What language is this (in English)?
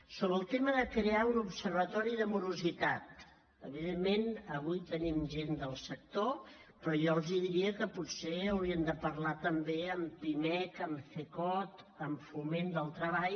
Catalan